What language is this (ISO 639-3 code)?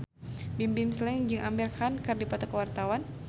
sun